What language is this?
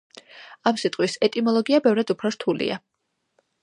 Georgian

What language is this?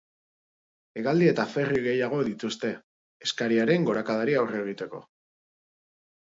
Basque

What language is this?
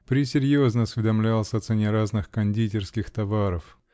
Russian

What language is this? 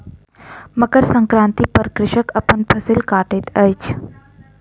Maithili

